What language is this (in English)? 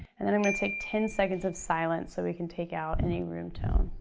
English